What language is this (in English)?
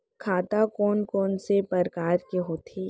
Chhattisgarhi